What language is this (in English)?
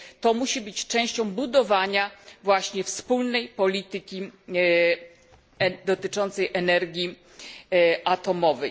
Polish